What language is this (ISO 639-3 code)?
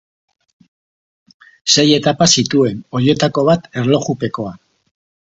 eus